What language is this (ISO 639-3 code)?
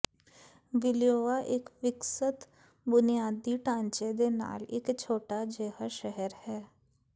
pan